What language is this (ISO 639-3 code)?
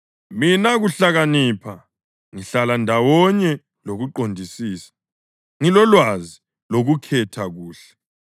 nde